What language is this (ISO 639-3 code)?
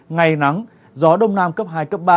vie